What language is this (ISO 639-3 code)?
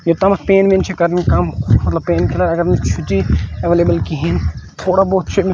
kas